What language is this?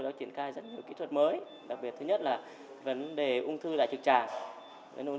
Vietnamese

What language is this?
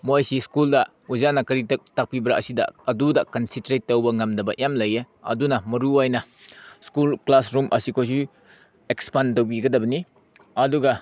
Manipuri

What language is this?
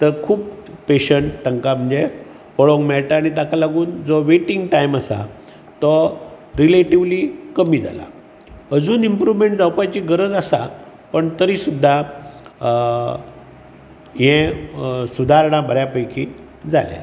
Konkani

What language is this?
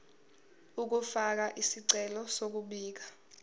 Zulu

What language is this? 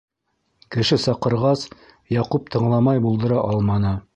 Bashkir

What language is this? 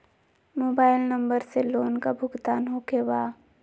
Magahi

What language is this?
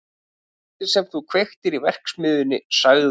Icelandic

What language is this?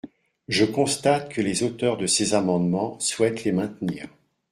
French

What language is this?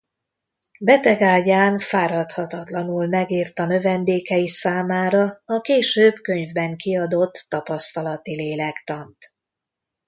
Hungarian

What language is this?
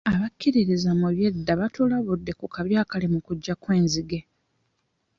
Ganda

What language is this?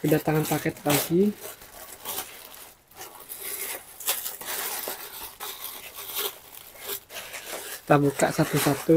Indonesian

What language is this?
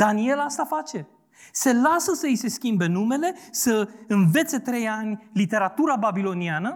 Romanian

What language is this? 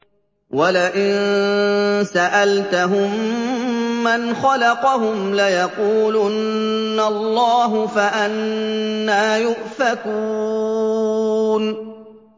Arabic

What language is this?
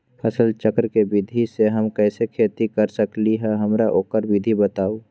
Magahi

